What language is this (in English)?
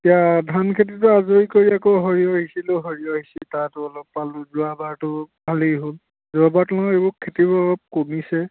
Assamese